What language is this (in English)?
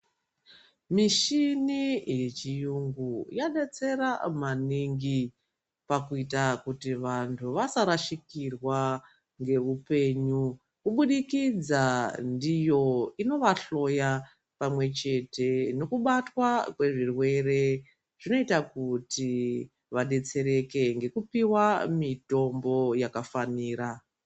Ndau